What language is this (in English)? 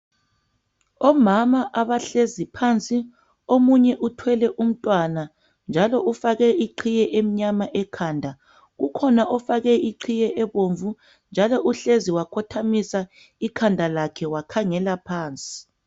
North Ndebele